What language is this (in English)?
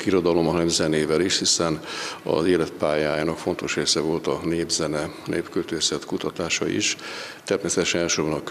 Hungarian